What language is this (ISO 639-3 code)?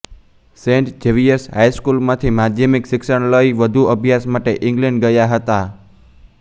guj